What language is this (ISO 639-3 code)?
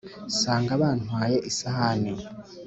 kin